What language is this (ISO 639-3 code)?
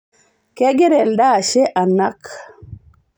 mas